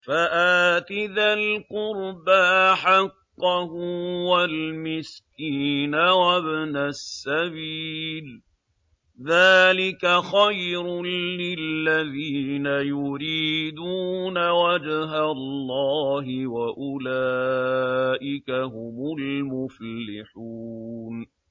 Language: Arabic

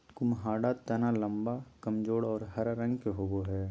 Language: Magahi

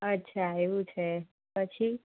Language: Gujarati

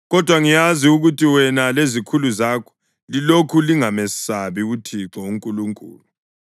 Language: North Ndebele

